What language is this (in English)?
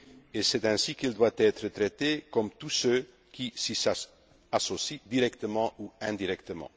French